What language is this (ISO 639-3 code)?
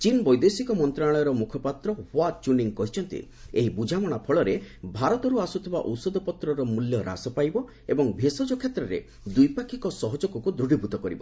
ori